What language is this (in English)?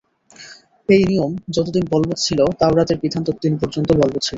Bangla